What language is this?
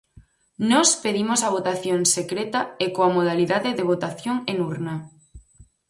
Galician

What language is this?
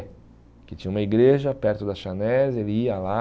Portuguese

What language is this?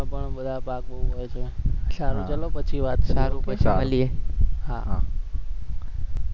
Gujarati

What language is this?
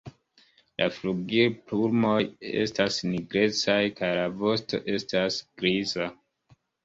Esperanto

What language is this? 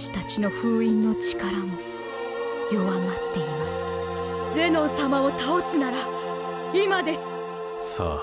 Japanese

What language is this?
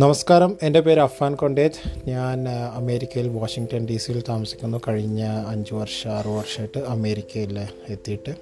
Malayalam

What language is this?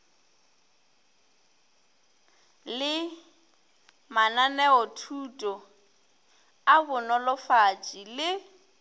Northern Sotho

